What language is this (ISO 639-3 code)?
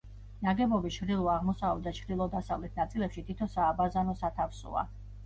kat